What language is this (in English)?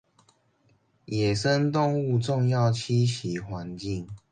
Chinese